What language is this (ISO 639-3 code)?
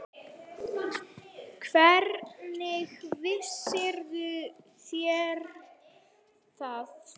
isl